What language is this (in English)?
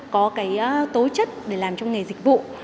Vietnamese